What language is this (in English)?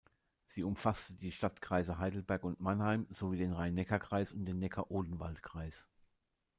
German